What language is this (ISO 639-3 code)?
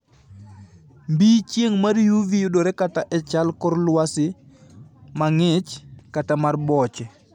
luo